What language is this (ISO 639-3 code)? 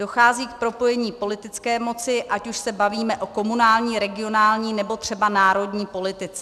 ces